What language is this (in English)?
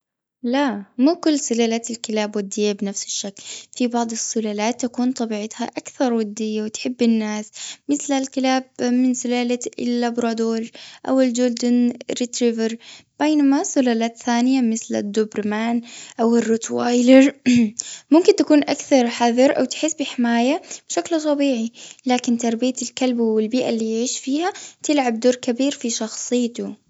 Gulf Arabic